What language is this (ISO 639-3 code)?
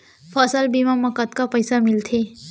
hne